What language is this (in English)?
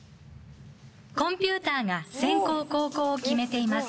Japanese